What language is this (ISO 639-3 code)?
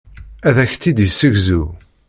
kab